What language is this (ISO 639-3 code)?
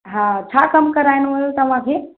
snd